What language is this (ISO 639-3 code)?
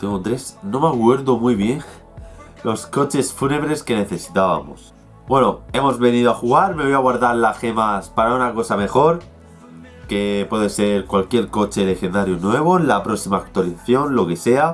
spa